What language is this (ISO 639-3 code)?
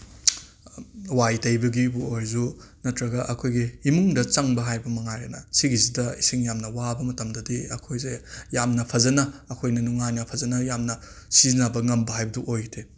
mni